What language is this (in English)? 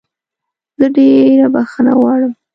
Pashto